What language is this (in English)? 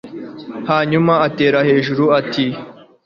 Kinyarwanda